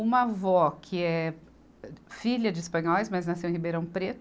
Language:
Portuguese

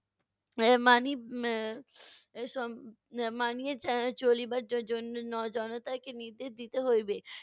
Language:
Bangla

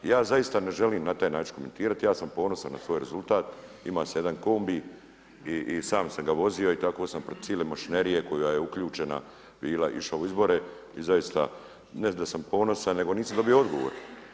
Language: Croatian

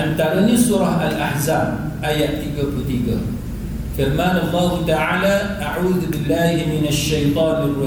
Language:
Malay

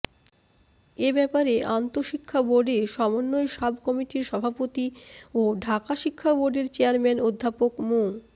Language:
Bangla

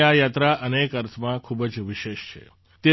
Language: Gujarati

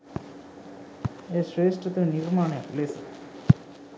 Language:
Sinhala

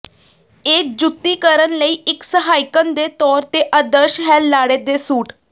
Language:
Punjabi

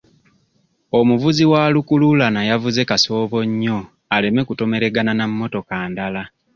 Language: Ganda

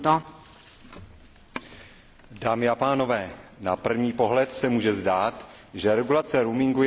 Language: Czech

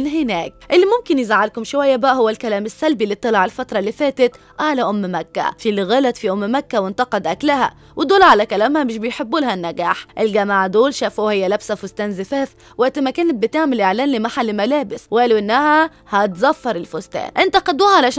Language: Arabic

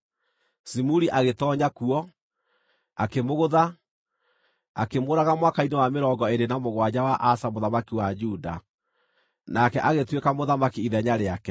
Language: Kikuyu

